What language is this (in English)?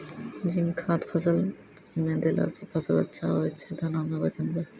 Maithili